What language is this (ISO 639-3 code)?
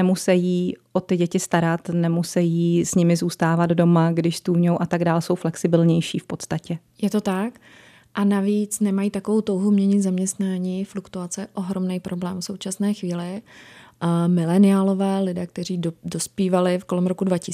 ces